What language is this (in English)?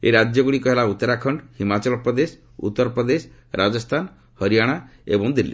Odia